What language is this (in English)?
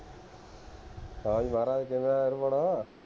Punjabi